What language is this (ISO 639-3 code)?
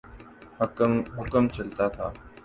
urd